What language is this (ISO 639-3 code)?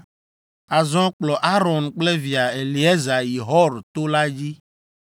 ewe